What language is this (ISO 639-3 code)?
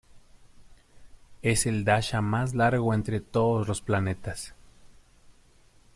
spa